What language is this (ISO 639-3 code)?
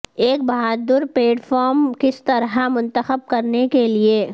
urd